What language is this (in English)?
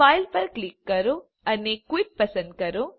Gujarati